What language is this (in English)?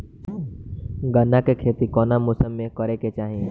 Bhojpuri